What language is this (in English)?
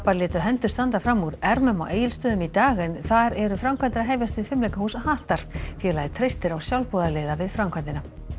Icelandic